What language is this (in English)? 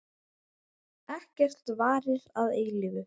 Icelandic